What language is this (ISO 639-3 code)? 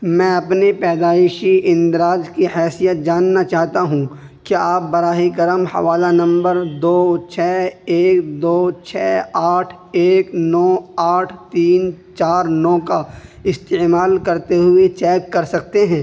urd